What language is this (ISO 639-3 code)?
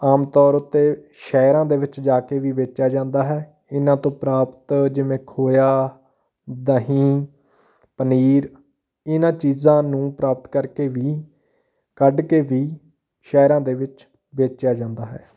pan